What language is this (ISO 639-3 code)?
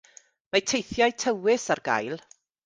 cym